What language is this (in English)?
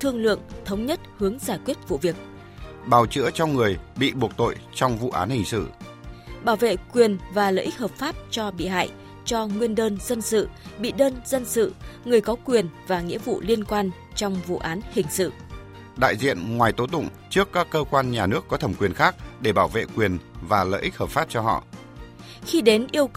Vietnamese